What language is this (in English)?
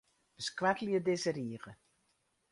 Western Frisian